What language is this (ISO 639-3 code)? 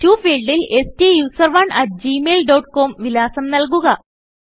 mal